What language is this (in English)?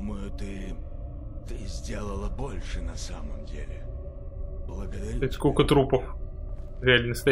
Russian